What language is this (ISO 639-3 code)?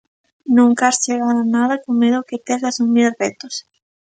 glg